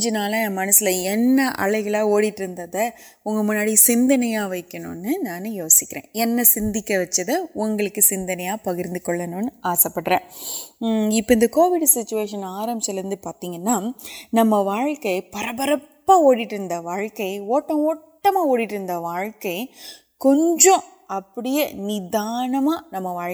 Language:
Urdu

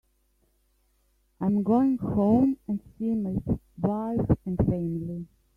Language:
English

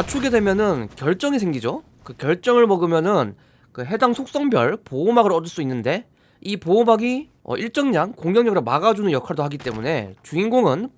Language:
Korean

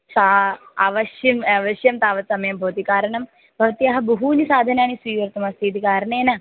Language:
Sanskrit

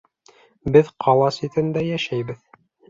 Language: Bashkir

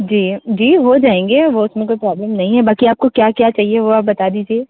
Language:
Hindi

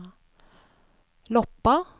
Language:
Norwegian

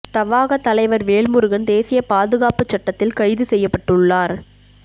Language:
Tamil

